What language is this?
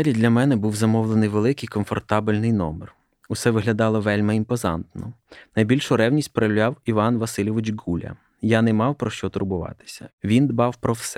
Ukrainian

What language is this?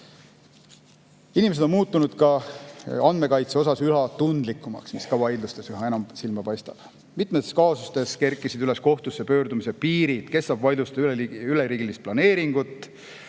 Estonian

